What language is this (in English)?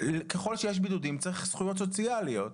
Hebrew